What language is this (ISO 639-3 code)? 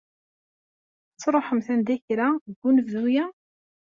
kab